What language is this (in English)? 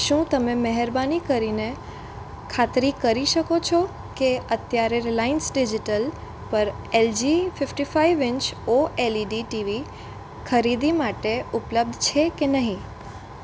Gujarati